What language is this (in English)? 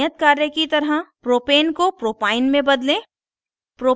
Hindi